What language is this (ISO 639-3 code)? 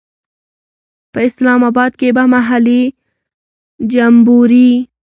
pus